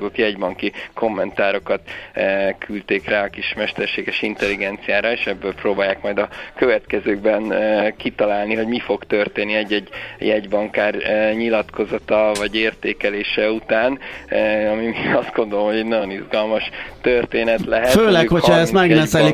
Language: Hungarian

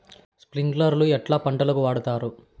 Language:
Telugu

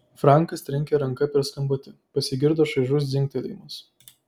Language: Lithuanian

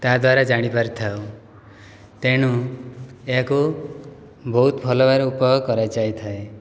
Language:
Odia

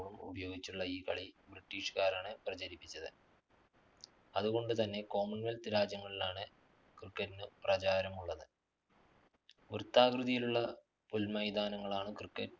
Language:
Malayalam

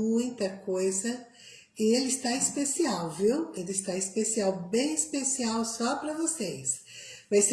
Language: Portuguese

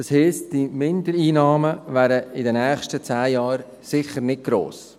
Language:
Swiss German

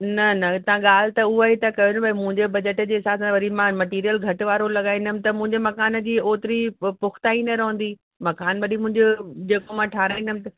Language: Sindhi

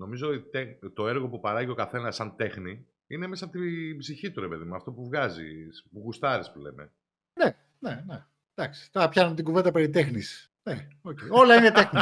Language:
Greek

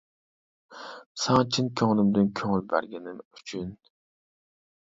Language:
Uyghur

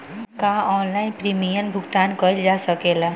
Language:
Bhojpuri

